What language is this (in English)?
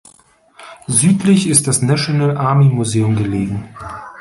German